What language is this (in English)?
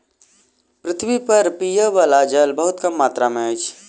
Maithili